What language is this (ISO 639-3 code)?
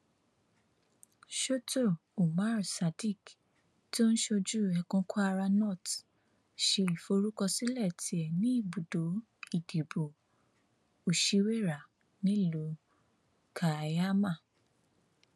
yor